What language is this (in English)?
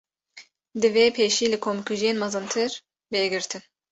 Kurdish